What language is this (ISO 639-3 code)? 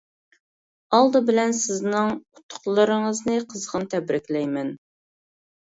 uig